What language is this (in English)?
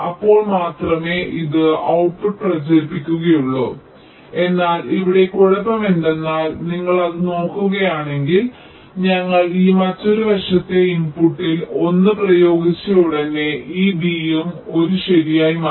Malayalam